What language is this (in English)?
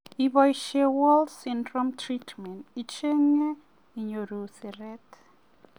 Kalenjin